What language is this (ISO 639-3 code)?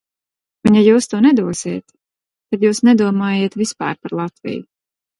lav